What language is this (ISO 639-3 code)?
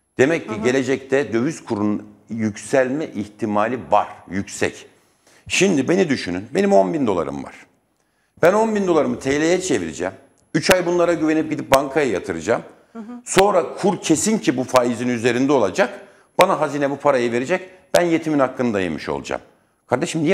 tur